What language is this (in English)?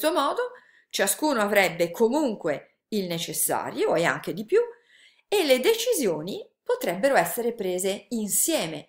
Italian